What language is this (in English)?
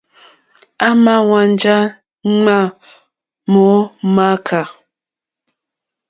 Mokpwe